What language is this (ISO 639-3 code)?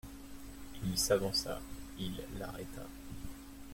fra